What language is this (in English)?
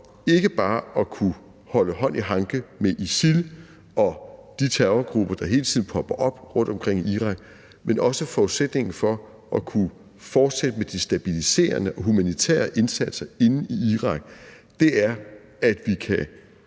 Danish